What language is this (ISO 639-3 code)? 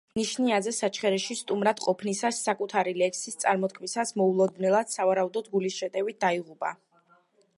kat